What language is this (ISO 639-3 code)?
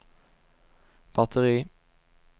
swe